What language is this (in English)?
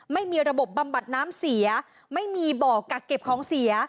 Thai